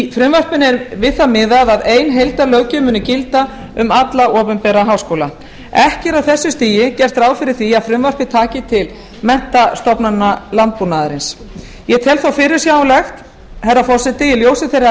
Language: Icelandic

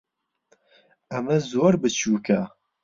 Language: Central Kurdish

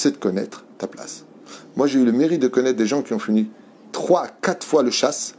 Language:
French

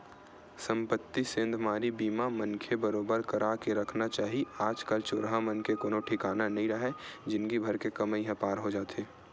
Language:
Chhattisgarhi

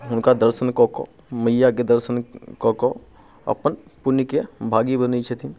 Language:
Maithili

